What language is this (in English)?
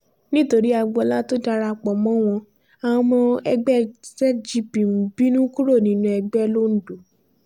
Yoruba